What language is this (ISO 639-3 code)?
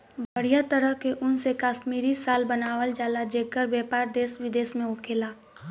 bho